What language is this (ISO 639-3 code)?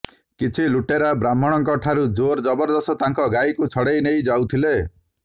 ori